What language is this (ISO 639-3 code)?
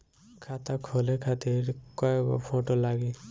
bho